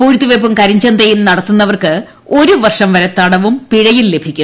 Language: Malayalam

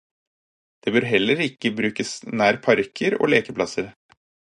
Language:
Norwegian Bokmål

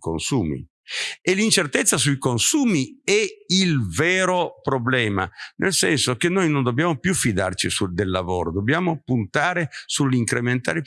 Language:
Italian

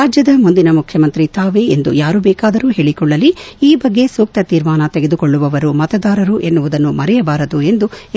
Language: Kannada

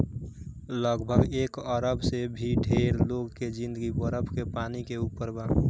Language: Bhojpuri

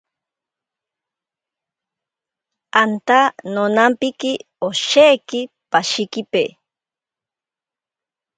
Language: Ashéninka Perené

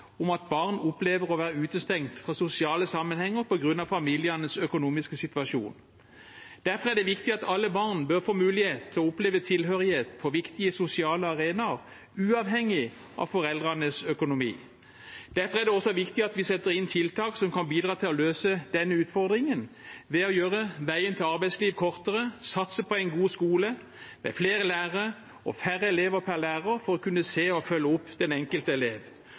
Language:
Norwegian Bokmål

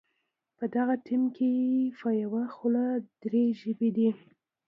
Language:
Pashto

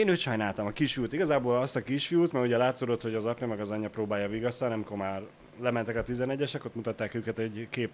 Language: Hungarian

